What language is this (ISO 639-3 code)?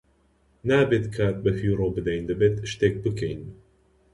ckb